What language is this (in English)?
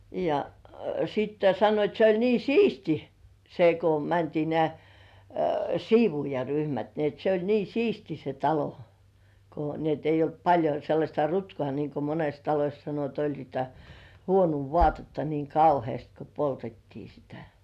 Finnish